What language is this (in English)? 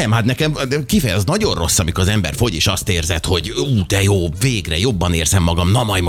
Hungarian